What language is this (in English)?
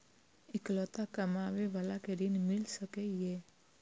Maithili